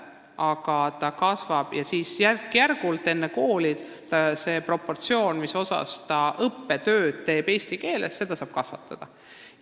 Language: Estonian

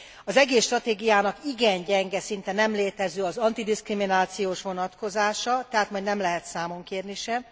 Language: Hungarian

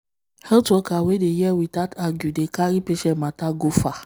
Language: Nigerian Pidgin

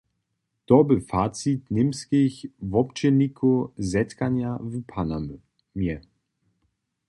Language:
Upper Sorbian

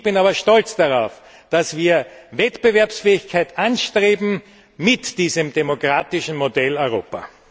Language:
German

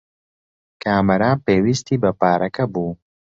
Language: Central Kurdish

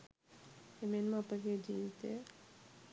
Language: Sinhala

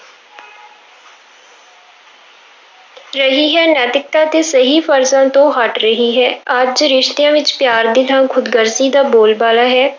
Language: Punjabi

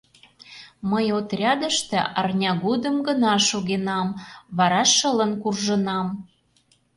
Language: Mari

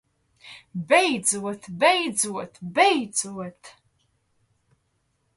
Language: Latvian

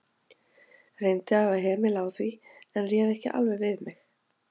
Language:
Icelandic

